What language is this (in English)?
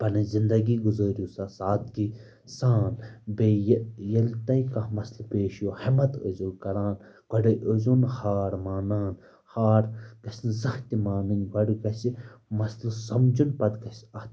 Kashmiri